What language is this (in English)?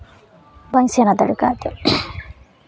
Santali